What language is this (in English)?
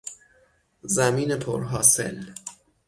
Persian